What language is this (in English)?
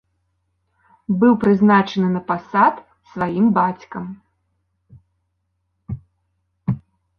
Belarusian